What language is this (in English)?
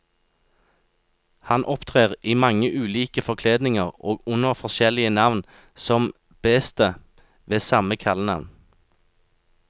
Norwegian